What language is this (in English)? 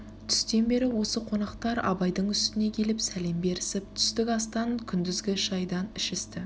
Kazakh